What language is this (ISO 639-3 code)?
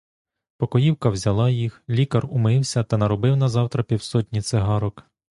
ukr